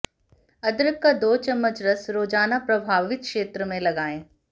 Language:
Hindi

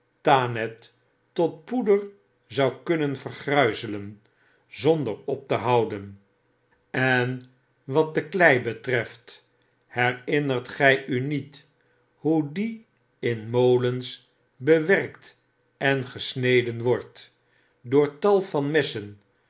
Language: Dutch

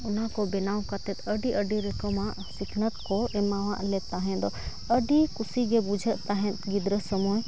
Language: Santali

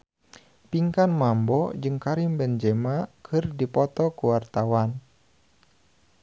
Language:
Sundanese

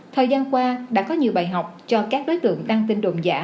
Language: Vietnamese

